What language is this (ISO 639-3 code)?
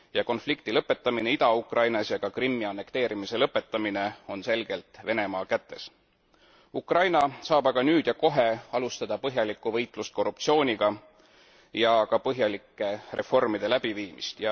est